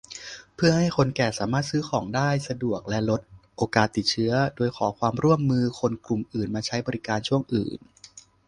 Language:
Thai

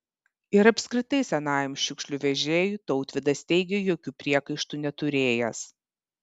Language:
Lithuanian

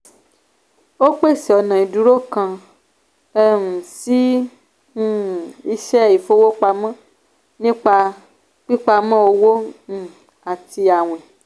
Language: Yoruba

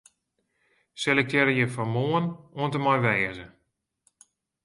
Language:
Western Frisian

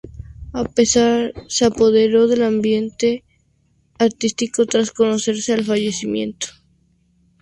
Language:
Spanish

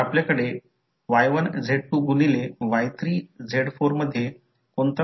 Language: Marathi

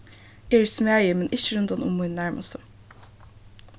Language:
Faroese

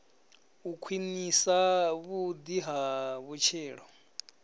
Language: Venda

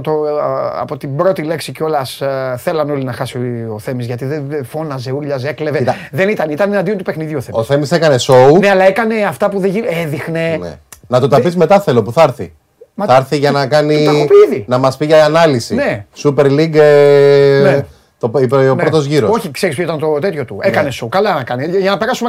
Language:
Greek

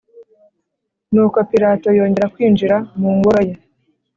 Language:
Kinyarwanda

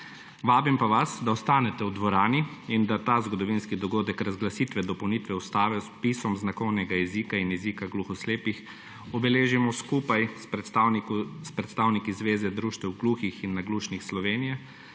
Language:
Slovenian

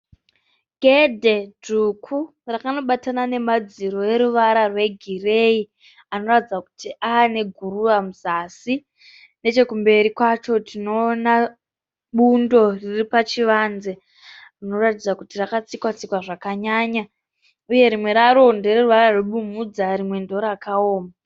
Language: Shona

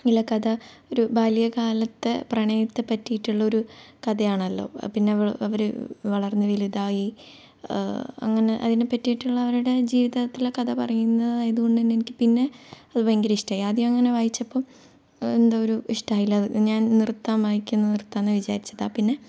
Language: Malayalam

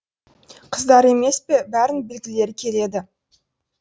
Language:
Kazakh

